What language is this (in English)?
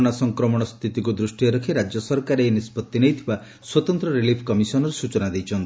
Odia